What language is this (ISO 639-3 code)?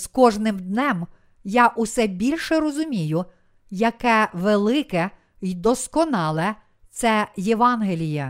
ukr